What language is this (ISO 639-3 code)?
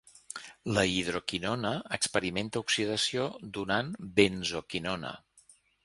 cat